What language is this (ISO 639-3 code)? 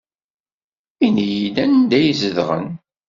kab